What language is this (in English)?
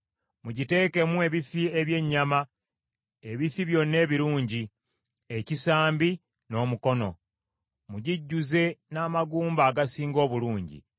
Ganda